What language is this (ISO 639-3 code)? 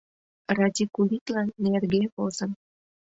chm